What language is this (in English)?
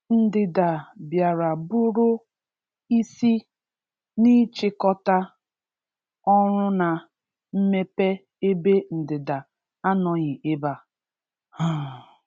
Igbo